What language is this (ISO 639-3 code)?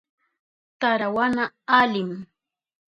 qup